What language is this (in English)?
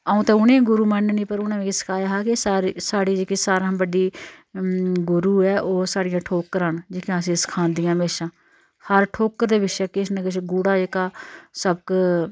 Dogri